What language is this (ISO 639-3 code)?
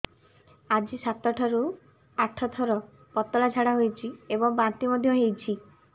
ori